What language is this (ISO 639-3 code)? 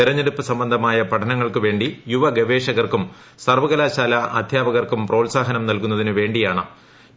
mal